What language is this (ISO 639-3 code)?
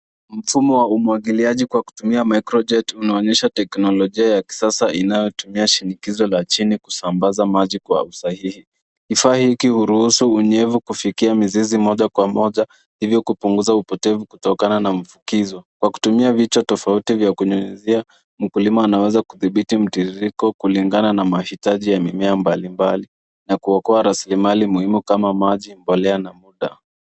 swa